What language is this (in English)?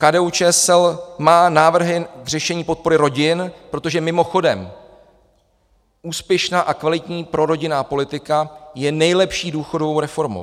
Czech